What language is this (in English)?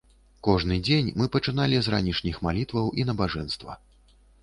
Belarusian